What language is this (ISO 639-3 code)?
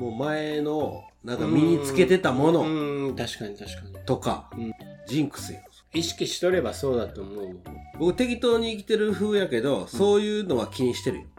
jpn